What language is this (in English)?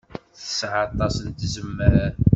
Kabyle